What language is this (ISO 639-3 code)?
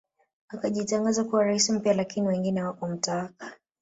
swa